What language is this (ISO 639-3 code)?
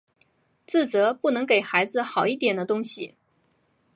zho